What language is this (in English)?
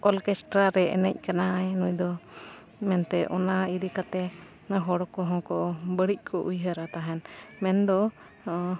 Santali